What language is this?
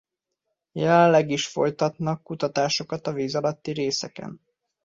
Hungarian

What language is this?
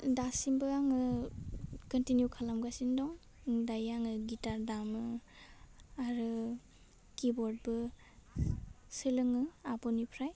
Bodo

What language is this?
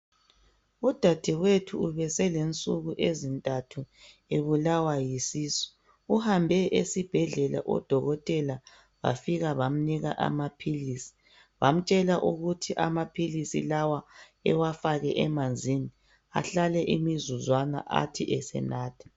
North Ndebele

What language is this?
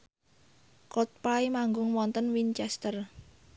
Javanese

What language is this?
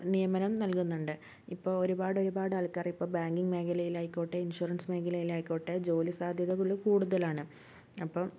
Malayalam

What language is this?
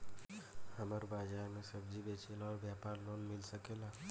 Bhojpuri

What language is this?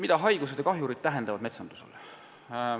Estonian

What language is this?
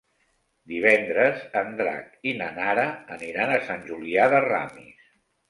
Catalan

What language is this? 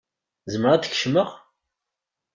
Kabyle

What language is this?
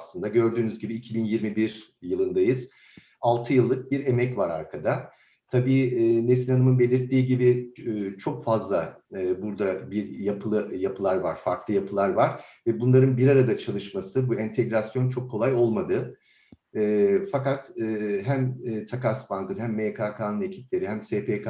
Turkish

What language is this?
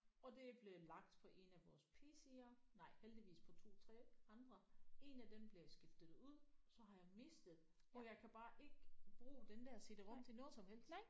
Danish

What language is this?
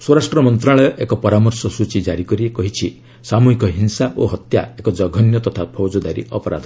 Odia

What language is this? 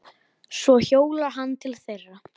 Icelandic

